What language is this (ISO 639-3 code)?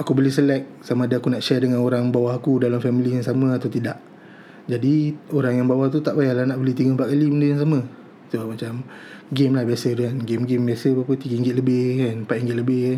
msa